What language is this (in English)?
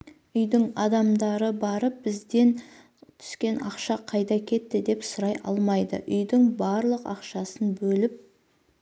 Kazakh